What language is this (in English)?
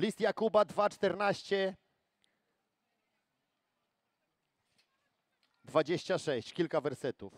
Polish